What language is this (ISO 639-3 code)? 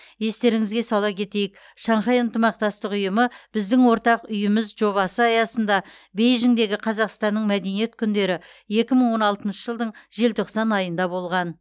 kaz